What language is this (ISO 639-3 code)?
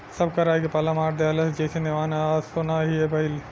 bho